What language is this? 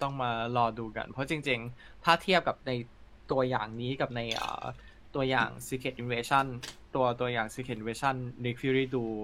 Thai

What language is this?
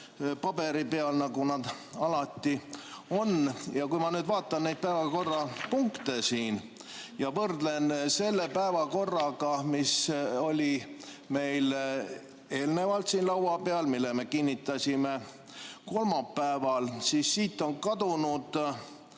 Estonian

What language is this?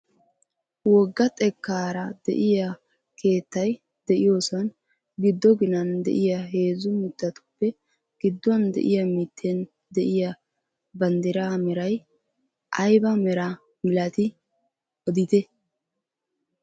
Wolaytta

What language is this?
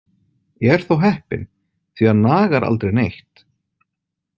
Icelandic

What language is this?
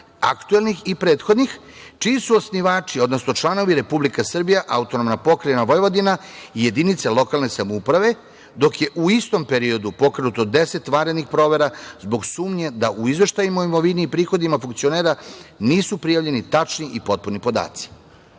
Serbian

